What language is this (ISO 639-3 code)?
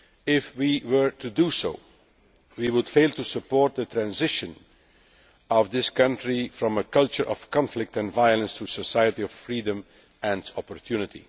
eng